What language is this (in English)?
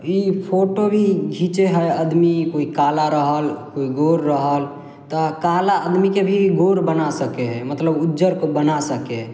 Maithili